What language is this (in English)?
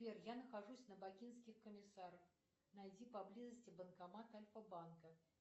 Russian